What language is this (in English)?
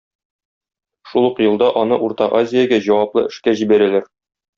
Tatar